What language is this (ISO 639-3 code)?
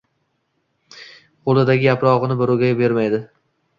uzb